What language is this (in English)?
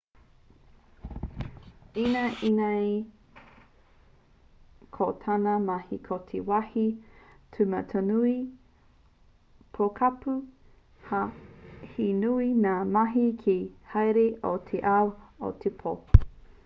Māori